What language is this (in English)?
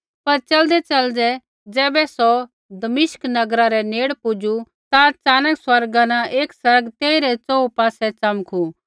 Kullu Pahari